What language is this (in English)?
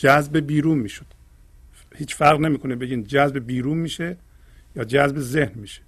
Persian